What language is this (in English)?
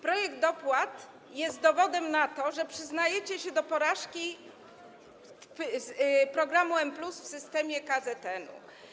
Polish